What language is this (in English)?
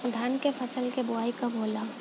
Bhojpuri